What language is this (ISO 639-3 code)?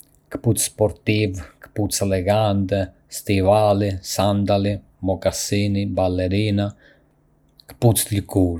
aae